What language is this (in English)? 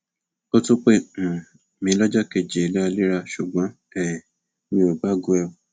Yoruba